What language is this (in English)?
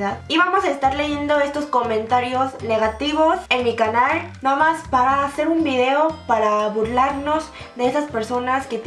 Spanish